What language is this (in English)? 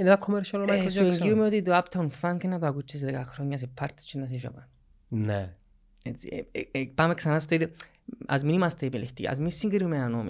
Greek